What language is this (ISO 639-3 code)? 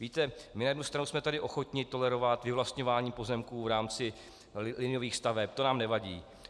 ces